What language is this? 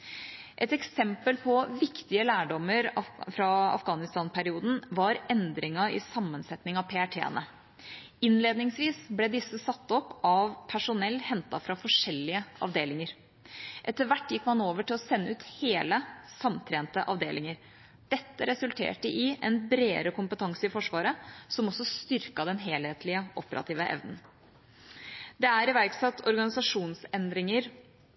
Norwegian Bokmål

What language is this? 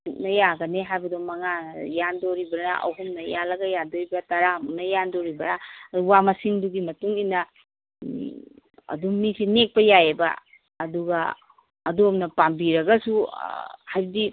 Manipuri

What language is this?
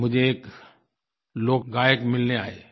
Hindi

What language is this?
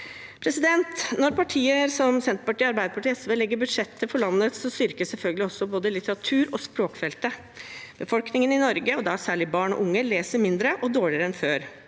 Norwegian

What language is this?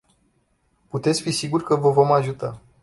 Romanian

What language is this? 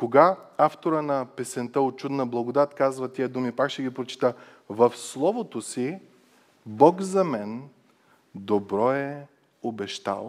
Bulgarian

